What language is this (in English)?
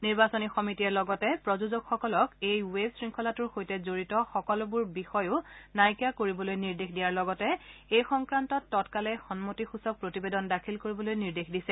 Assamese